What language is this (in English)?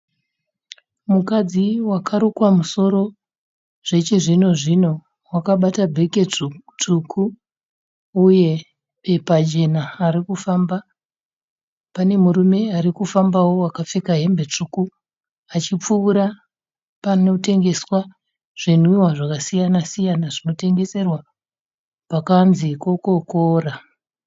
Shona